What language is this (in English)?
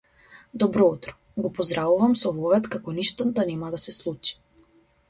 Macedonian